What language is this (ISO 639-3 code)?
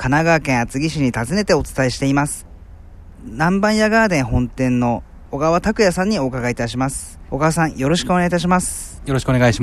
jpn